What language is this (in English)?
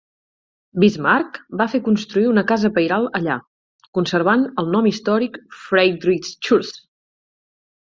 Catalan